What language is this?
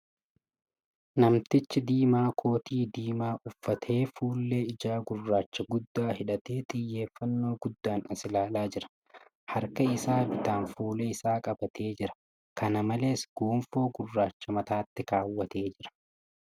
Oromo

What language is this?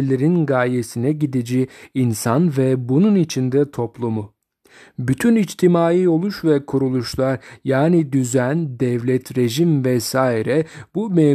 Turkish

